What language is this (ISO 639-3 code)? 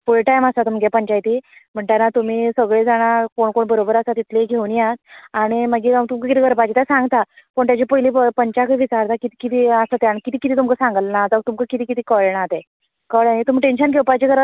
kok